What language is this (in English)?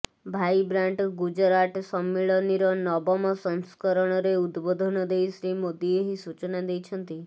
Odia